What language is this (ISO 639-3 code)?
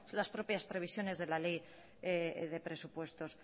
spa